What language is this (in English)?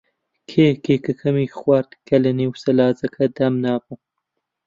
Central Kurdish